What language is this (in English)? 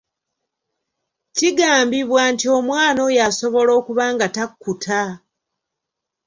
Ganda